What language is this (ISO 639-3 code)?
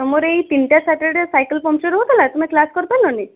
ori